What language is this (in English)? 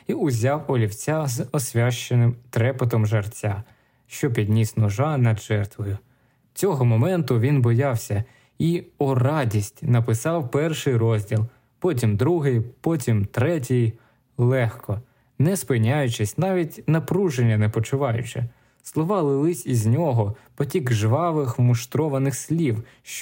Ukrainian